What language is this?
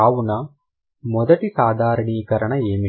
Telugu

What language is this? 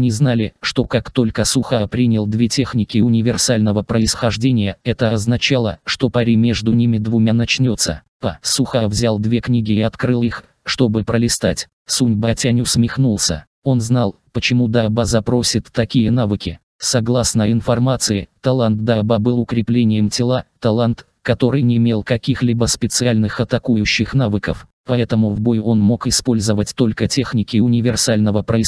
Russian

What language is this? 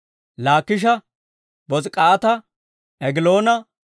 Dawro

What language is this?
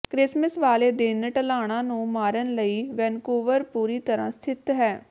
Punjabi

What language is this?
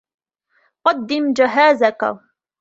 Arabic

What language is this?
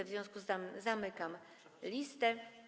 Polish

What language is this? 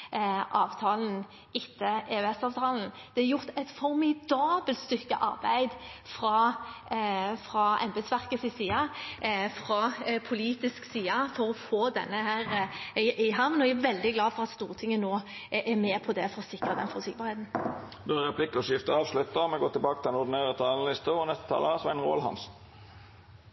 Norwegian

